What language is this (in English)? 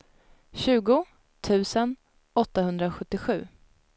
Swedish